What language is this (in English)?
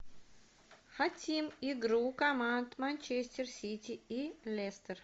Russian